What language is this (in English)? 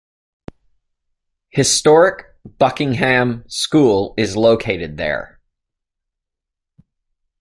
English